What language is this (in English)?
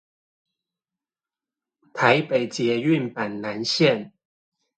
Chinese